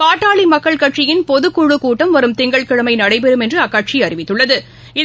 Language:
Tamil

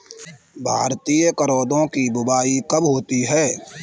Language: Hindi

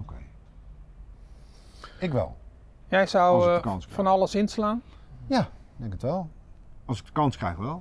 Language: Dutch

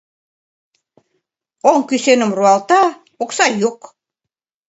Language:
Mari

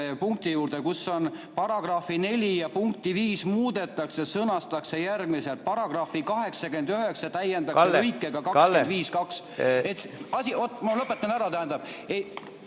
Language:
Estonian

